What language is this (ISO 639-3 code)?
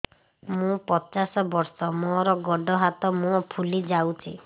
ori